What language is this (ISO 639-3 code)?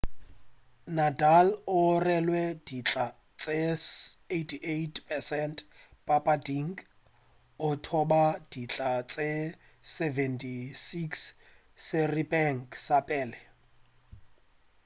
nso